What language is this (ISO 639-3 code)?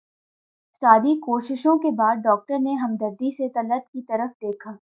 urd